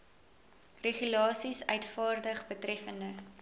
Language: Afrikaans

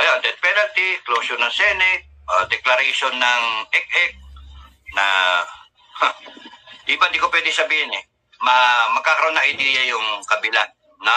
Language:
Filipino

